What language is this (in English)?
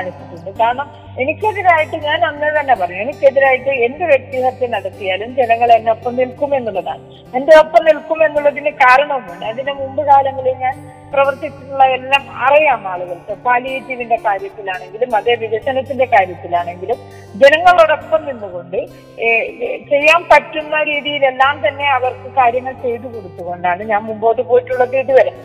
Malayalam